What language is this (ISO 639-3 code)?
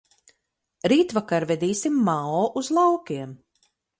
lav